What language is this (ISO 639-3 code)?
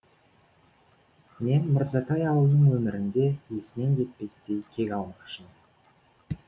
kaz